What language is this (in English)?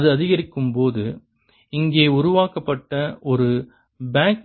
Tamil